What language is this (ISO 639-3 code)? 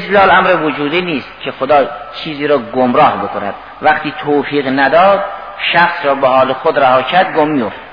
fas